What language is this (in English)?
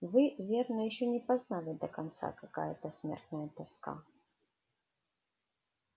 Russian